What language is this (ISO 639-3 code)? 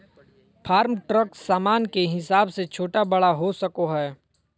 mag